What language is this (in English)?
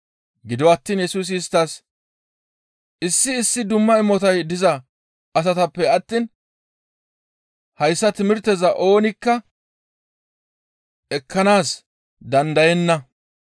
Gamo